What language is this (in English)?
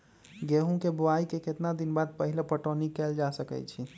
Magahi